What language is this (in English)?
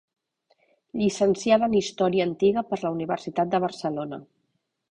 Catalan